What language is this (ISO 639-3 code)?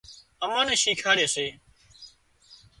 kxp